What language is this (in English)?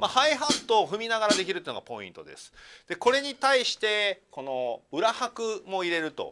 Japanese